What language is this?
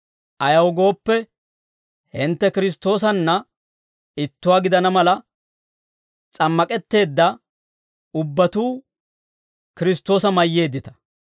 Dawro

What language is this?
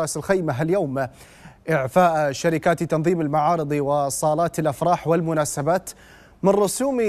Arabic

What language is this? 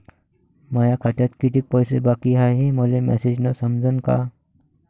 Marathi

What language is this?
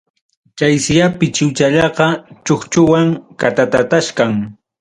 Ayacucho Quechua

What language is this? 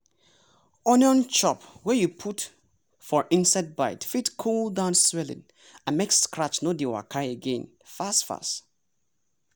Nigerian Pidgin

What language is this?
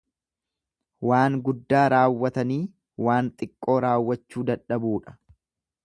Oromo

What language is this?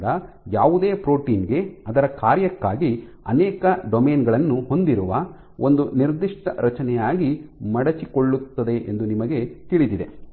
Kannada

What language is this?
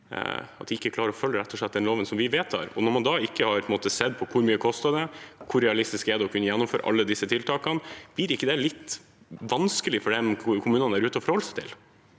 Norwegian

